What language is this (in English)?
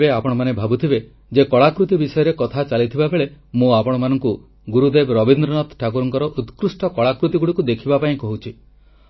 Odia